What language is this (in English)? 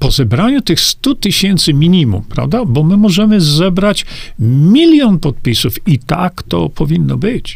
Polish